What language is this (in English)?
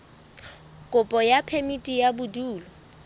Southern Sotho